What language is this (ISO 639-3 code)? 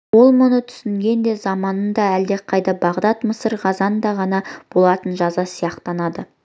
kaz